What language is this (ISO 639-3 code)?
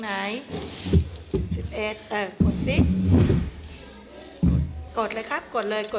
tha